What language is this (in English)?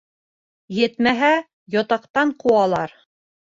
Bashkir